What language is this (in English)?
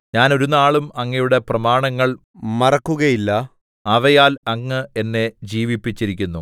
Malayalam